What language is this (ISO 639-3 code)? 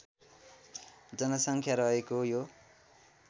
nep